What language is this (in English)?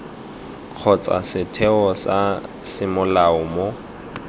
Tswana